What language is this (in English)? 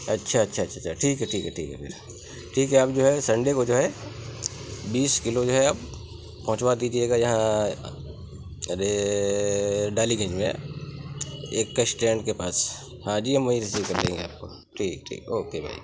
Urdu